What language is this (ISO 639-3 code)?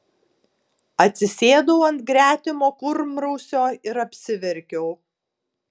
lit